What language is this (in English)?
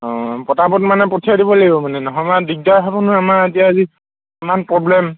Assamese